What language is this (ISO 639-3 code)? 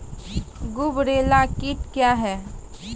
mai